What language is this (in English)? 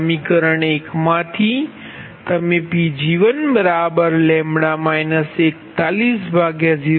Gujarati